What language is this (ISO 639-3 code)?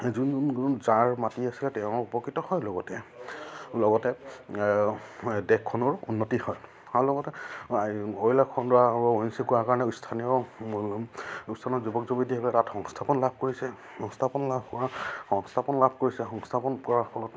asm